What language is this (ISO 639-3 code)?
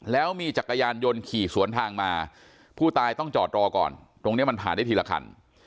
tha